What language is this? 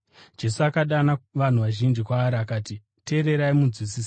Shona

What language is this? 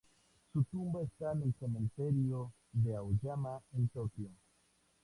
Spanish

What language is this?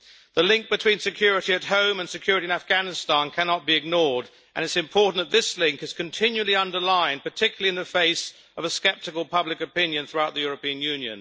English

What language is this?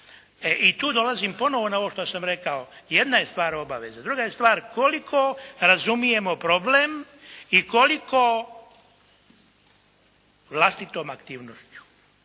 Croatian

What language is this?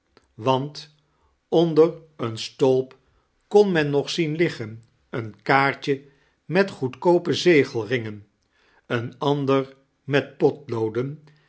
Dutch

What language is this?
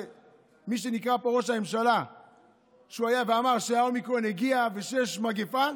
Hebrew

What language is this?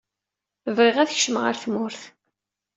Kabyle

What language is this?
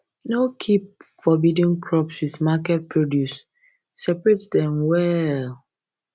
Nigerian Pidgin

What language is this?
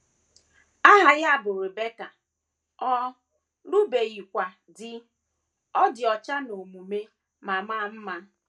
Igbo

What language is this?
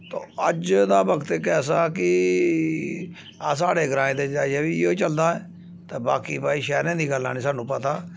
Dogri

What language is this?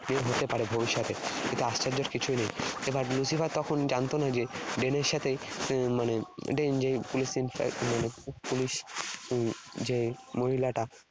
Bangla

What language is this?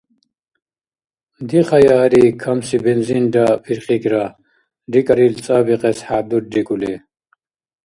Dargwa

